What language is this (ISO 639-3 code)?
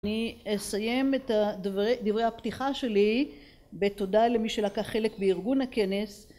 heb